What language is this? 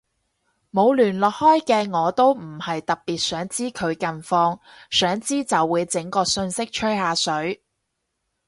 Cantonese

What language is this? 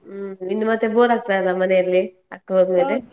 Kannada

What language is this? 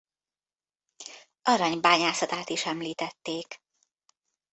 Hungarian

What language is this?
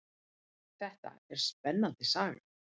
Icelandic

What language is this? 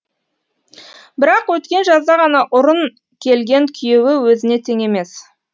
Kazakh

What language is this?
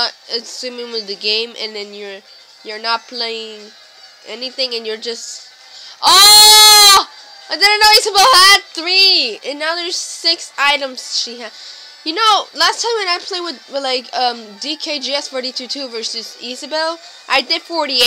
English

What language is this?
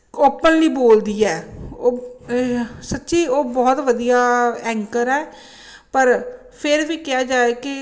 Punjabi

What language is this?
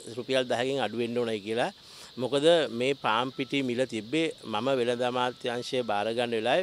Thai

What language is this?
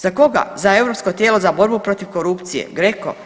Croatian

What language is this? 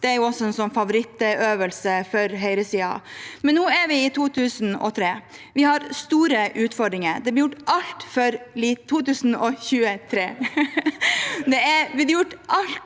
Norwegian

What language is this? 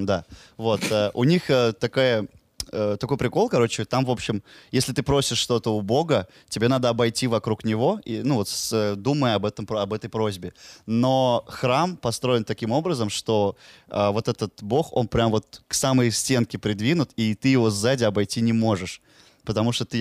Russian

